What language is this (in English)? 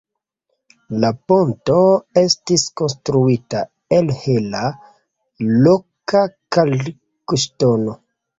Esperanto